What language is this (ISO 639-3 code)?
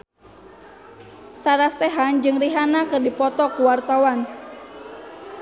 sun